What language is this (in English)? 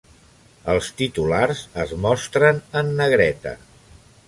Catalan